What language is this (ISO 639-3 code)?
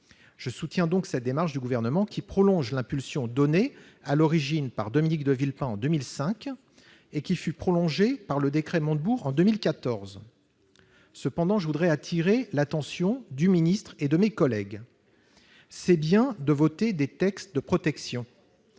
fra